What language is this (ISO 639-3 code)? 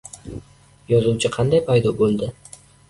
uzb